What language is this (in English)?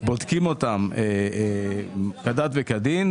Hebrew